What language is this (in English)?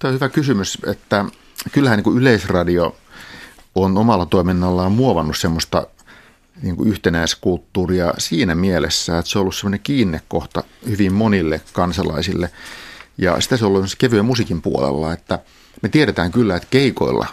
Finnish